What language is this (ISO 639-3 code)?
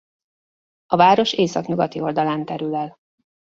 hun